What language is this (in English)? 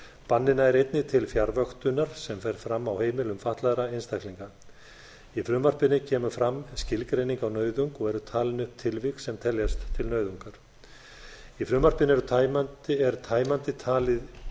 Icelandic